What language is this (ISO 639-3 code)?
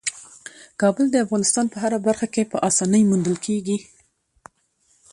pus